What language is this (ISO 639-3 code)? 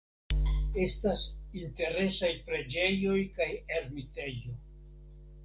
epo